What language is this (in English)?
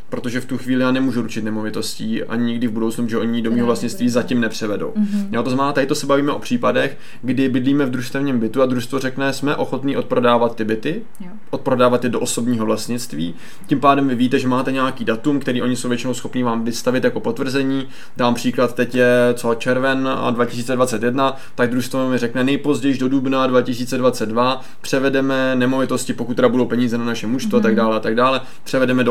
Czech